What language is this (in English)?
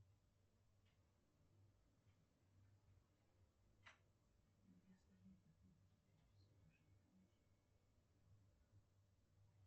Russian